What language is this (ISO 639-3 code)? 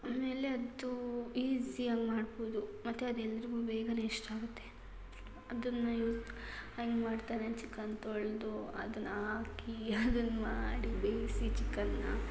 kan